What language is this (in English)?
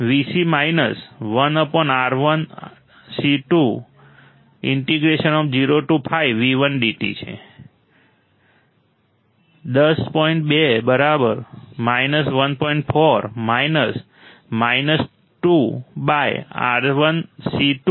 Gujarati